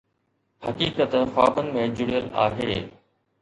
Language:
Sindhi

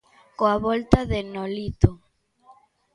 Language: Galician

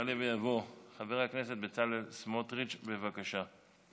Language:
Hebrew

